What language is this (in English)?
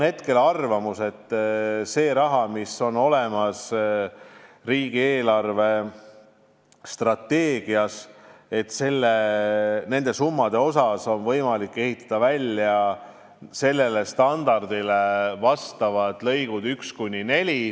Estonian